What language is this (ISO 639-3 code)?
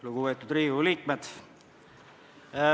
est